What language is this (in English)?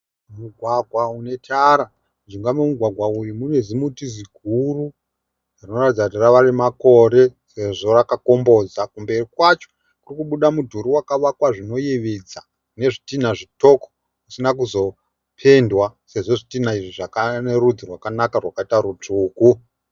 Shona